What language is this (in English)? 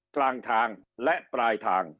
Thai